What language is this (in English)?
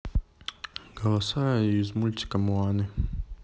Russian